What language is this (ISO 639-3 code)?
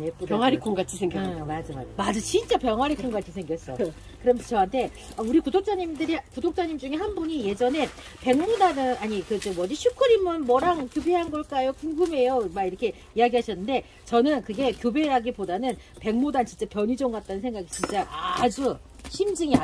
kor